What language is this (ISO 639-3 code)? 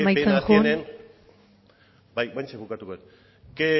eus